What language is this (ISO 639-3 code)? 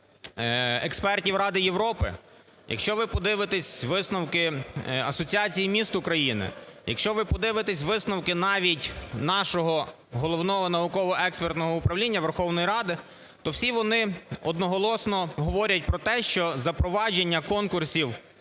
ukr